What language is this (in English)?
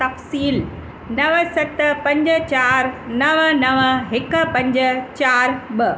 Sindhi